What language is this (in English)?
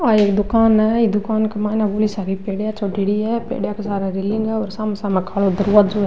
Rajasthani